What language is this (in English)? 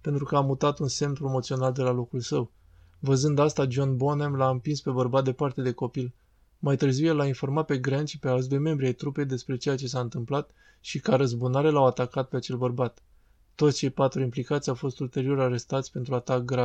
Romanian